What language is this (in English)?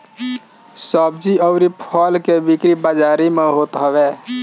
Bhojpuri